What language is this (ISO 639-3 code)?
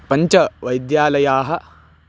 san